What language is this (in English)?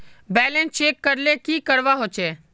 Magahi